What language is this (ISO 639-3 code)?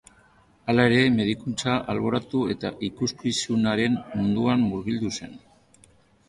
eus